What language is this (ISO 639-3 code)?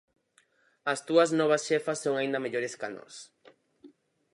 glg